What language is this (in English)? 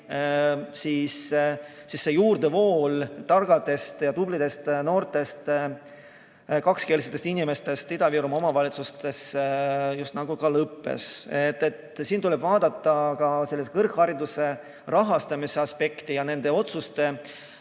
Estonian